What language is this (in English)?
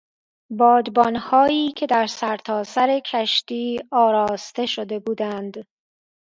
Persian